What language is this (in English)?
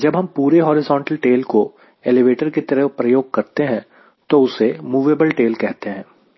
Hindi